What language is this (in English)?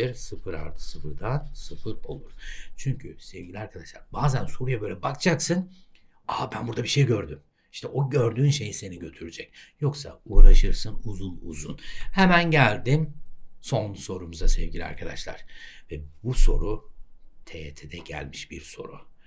Turkish